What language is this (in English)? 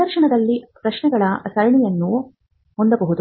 Kannada